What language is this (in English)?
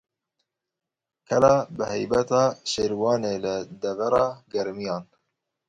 Kurdish